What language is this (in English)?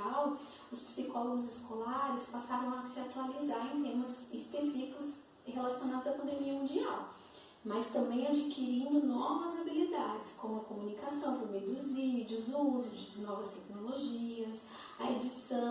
Portuguese